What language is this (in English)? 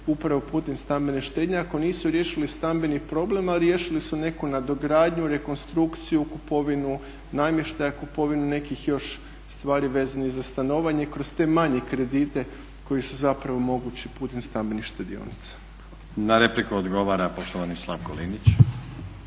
Croatian